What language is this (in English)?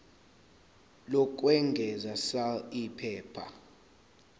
Zulu